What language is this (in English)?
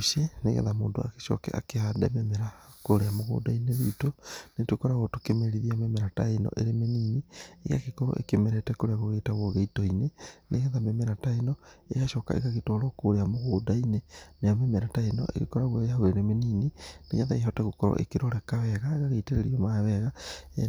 Kikuyu